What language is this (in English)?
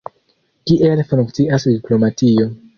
Esperanto